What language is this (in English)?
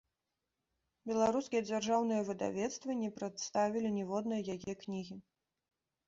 Belarusian